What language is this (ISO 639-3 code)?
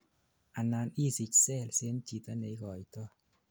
kln